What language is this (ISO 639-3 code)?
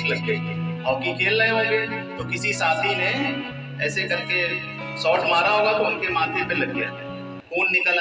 hin